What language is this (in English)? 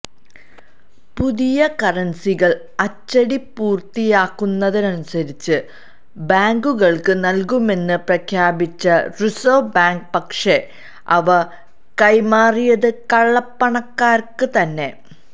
Malayalam